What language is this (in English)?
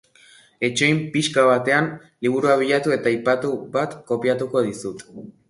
Basque